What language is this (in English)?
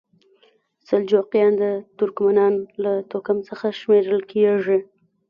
Pashto